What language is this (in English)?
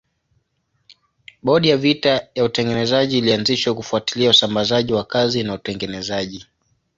Swahili